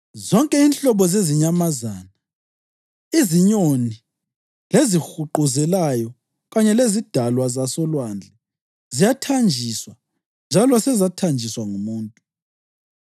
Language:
North Ndebele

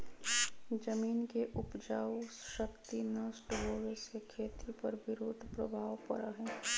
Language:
Magahi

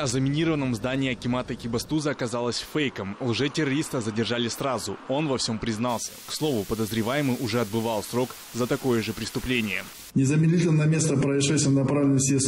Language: Russian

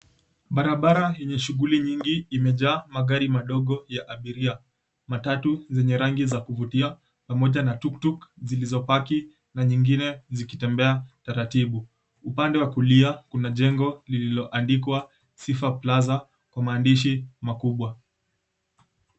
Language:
Swahili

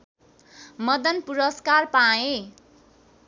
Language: Nepali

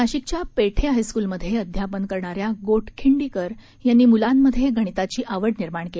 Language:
Marathi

